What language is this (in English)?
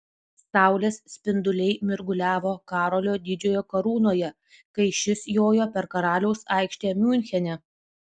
Lithuanian